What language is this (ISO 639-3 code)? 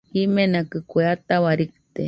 hux